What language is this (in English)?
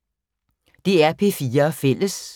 Danish